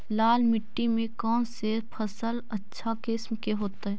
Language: Magahi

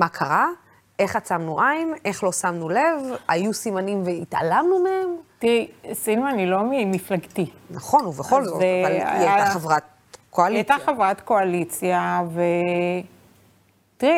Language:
Hebrew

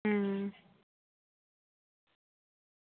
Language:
Dogri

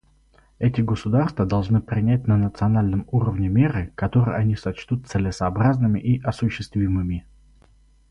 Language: Russian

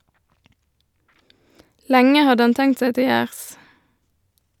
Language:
Norwegian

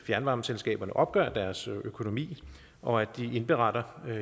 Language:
Danish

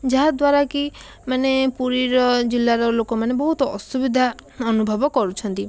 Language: Odia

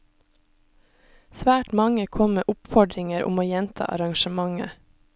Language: Norwegian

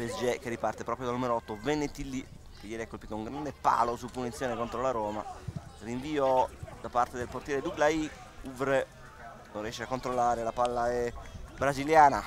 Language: Italian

